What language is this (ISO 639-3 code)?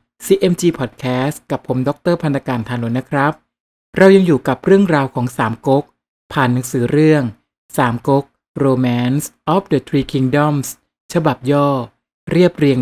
tha